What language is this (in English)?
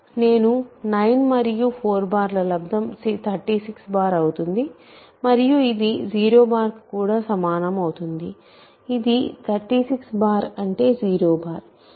Telugu